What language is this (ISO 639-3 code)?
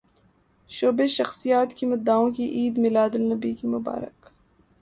urd